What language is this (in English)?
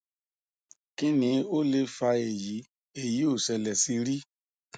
Yoruba